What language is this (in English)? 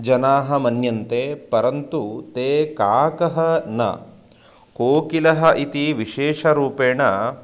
Sanskrit